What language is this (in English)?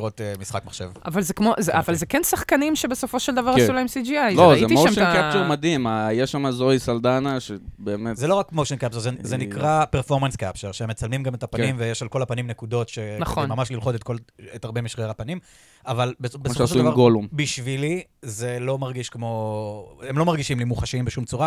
Hebrew